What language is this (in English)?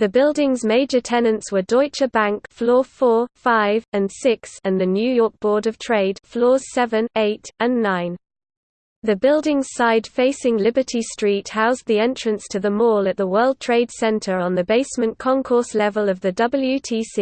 English